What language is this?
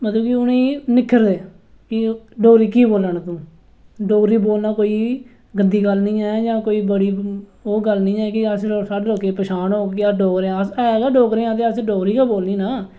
Dogri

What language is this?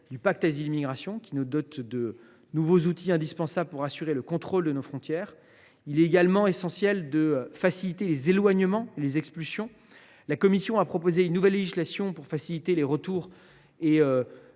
French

